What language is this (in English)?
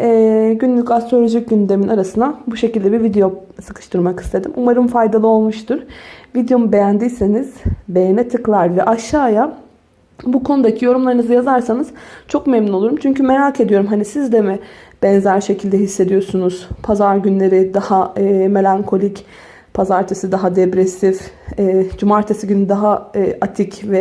Turkish